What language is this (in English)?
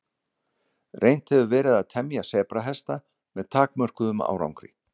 Icelandic